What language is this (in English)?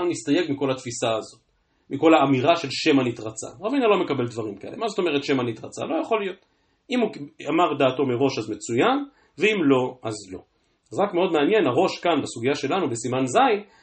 Hebrew